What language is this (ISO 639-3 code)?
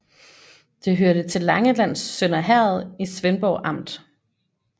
dan